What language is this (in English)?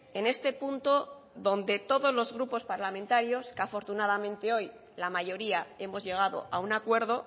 Spanish